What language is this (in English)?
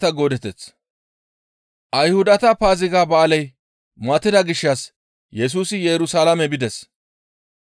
Gamo